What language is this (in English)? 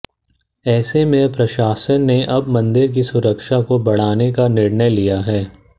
Hindi